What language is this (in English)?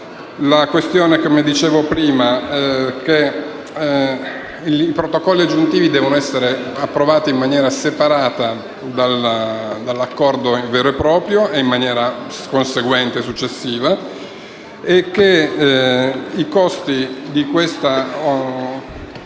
Italian